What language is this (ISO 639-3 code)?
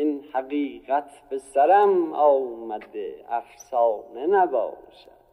fas